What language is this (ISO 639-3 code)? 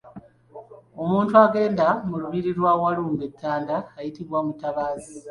lug